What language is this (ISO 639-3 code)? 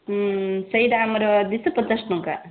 ori